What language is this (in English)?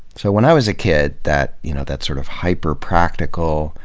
English